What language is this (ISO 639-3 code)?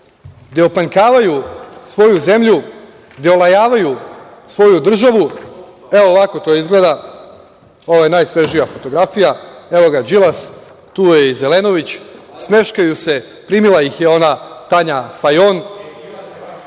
srp